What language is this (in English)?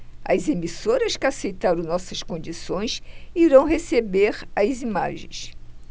Portuguese